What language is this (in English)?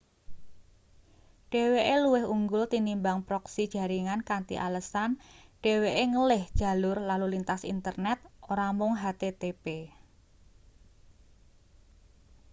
Javanese